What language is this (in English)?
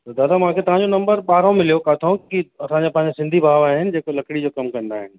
Sindhi